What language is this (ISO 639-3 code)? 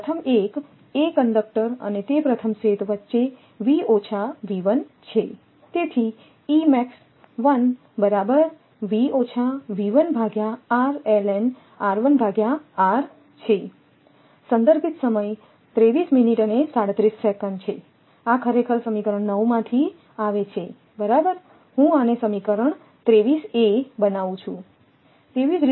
guj